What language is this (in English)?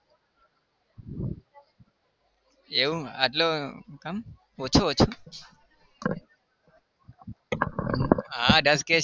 Gujarati